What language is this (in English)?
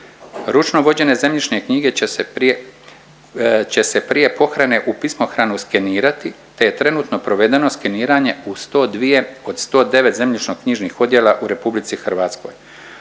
Croatian